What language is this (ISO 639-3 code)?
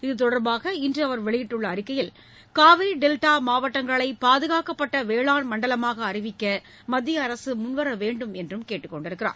tam